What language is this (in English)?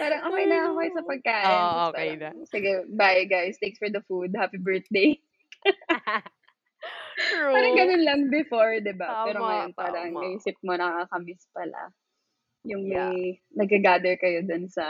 Filipino